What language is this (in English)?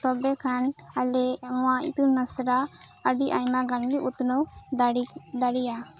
Santali